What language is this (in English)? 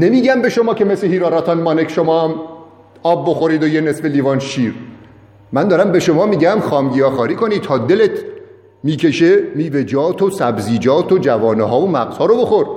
Persian